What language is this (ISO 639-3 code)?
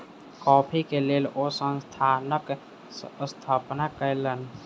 mai